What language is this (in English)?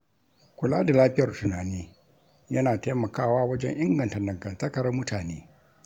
Hausa